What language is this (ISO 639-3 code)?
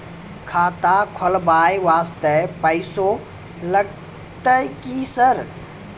mai